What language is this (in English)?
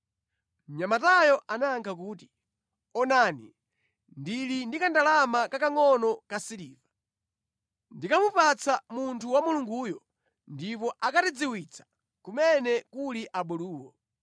Nyanja